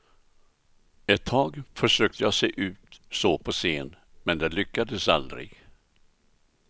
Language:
Swedish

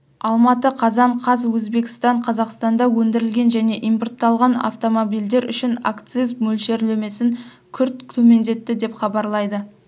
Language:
Kazakh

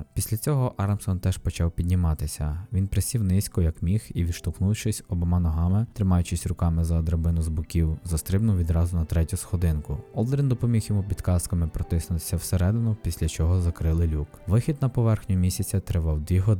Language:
Ukrainian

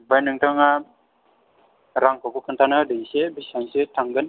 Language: Bodo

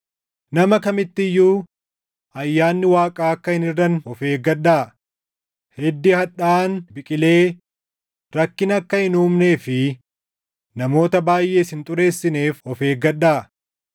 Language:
Oromo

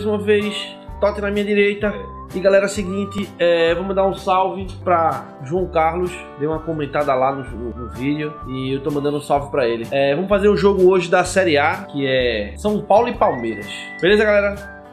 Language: Portuguese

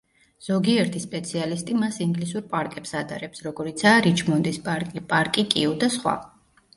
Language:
Georgian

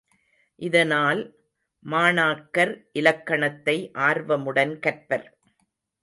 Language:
Tamil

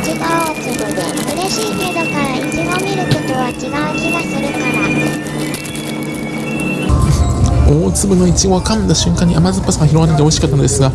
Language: Japanese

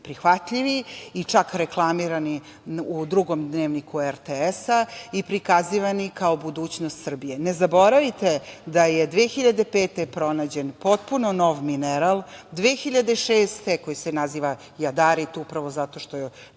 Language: Serbian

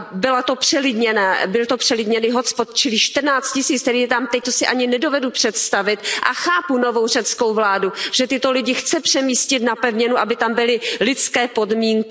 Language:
Czech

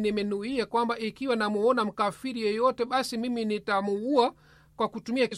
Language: Swahili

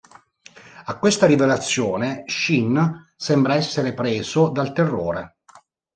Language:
Italian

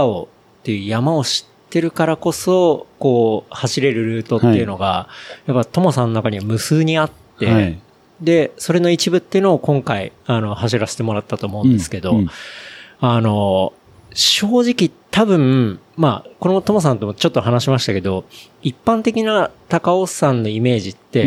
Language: Japanese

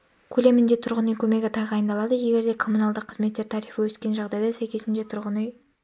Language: Kazakh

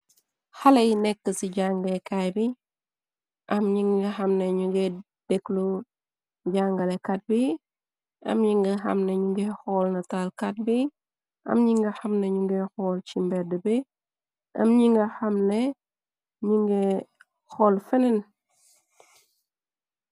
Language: Wolof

